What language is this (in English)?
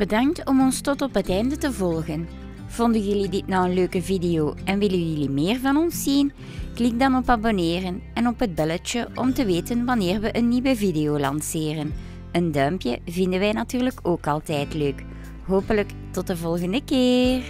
Dutch